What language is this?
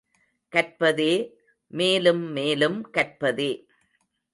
Tamil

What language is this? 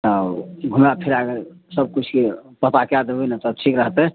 Maithili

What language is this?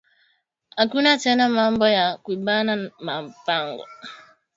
Swahili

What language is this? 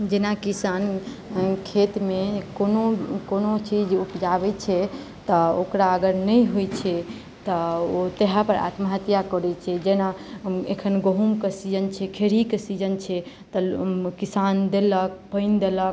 Maithili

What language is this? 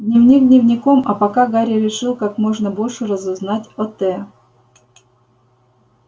Russian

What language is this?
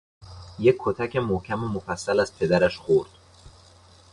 Persian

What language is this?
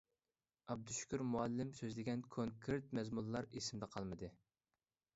Uyghur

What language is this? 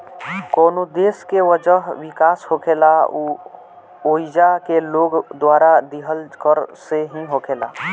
Bhojpuri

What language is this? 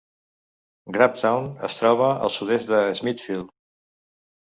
Catalan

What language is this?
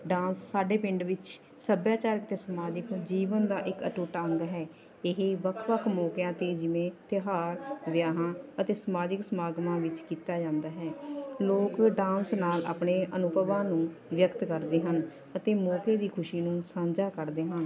Punjabi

